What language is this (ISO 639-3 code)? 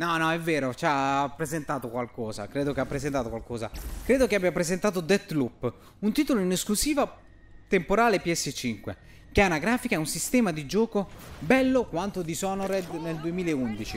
ita